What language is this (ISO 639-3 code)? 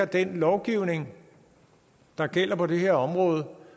dan